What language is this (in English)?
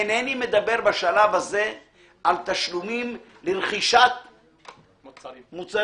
Hebrew